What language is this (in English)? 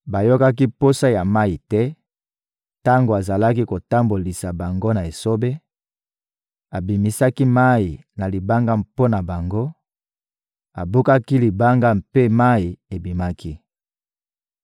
Lingala